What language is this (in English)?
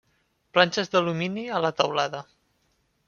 Catalan